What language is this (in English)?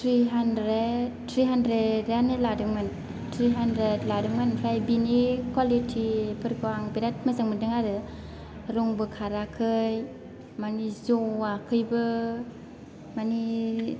Bodo